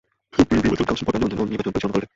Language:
Bangla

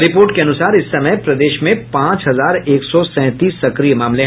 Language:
Hindi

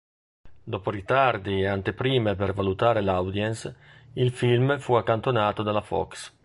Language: Italian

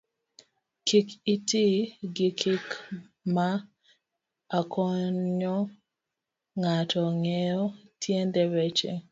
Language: Luo (Kenya and Tanzania)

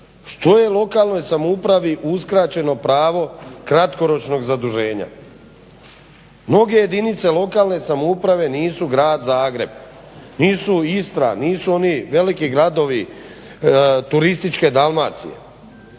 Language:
Croatian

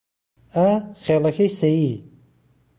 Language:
Central Kurdish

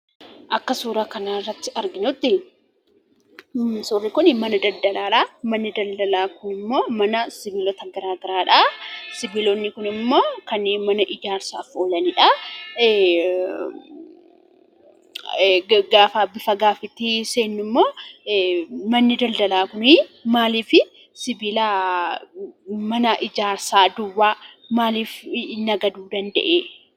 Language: Oromo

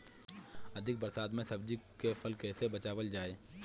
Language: Bhojpuri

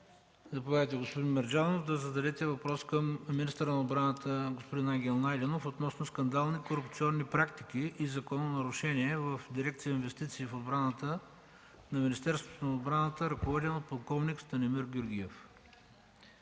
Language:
Bulgarian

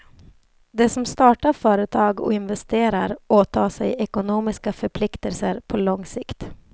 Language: Swedish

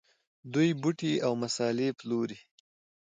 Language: Pashto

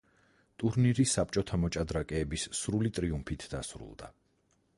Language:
Georgian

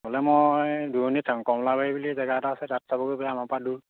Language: Assamese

